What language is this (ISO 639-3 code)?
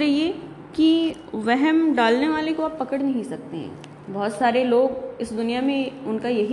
urd